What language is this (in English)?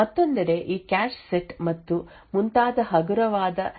Kannada